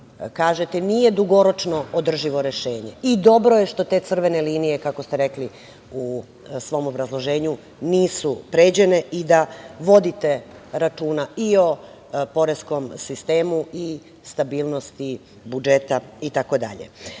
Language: Serbian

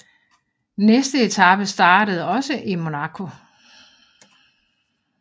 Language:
Danish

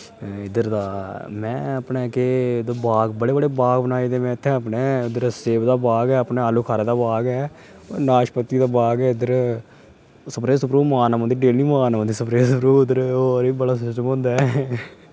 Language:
Dogri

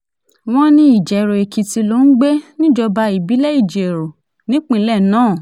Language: Yoruba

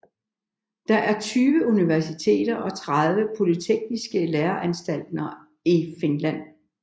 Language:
Danish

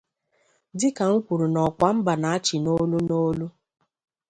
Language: Igbo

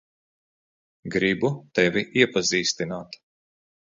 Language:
Latvian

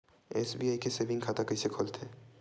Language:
Chhattisgarhi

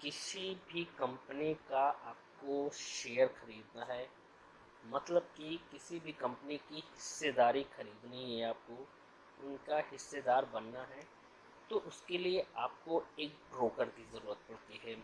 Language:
Hindi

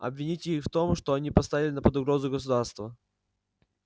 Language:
Russian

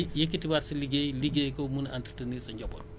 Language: Wolof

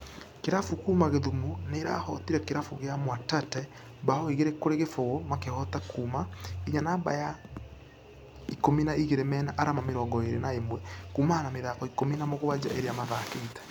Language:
Kikuyu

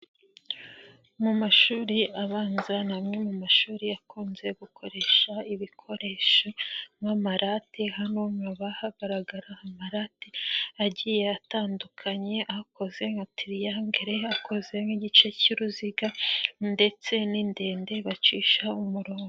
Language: Kinyarwanda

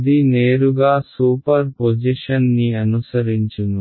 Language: Telugu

